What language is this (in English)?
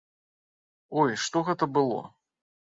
Belarusian